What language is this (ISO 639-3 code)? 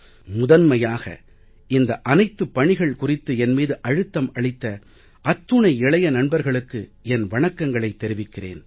tam